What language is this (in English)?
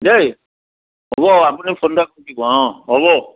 Assamese